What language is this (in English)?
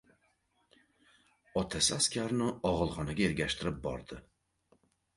Uzbek